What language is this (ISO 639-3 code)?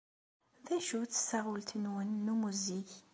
kab